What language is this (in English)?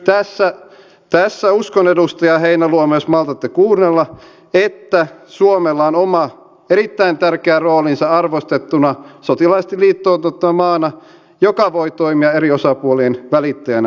Finnish